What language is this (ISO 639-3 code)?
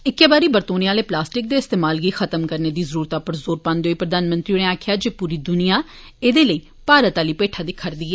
doi